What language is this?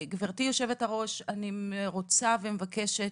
Hebrew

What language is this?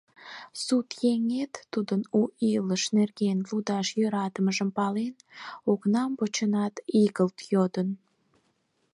Mari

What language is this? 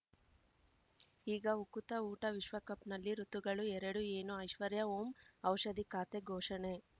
Kannada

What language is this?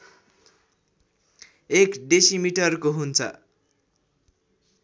Nepali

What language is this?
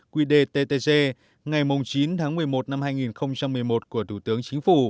Vietnamese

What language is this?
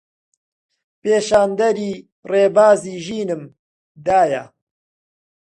Central Kurdish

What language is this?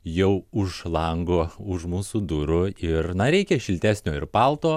Lithuanian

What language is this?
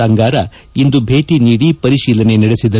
Kannada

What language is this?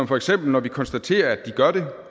Danish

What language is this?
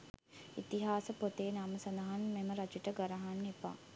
Sinhala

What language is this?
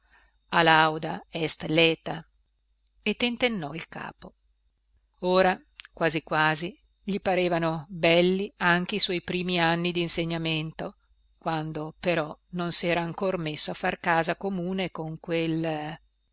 Italian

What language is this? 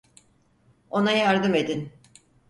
Turkish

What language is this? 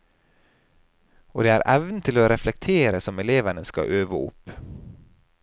Norwegian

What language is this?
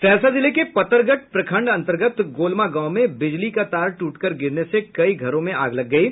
Hindi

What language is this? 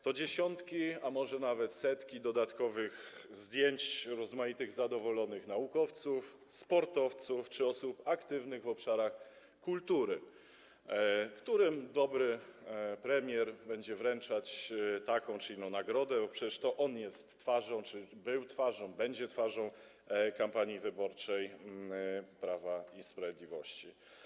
Polish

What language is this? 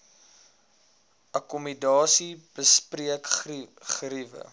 Afrikaans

